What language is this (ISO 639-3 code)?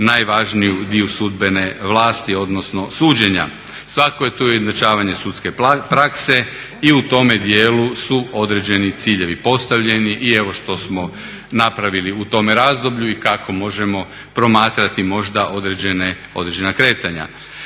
hrv